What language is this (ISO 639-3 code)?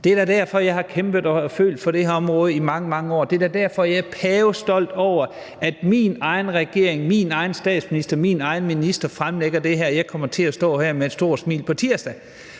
dan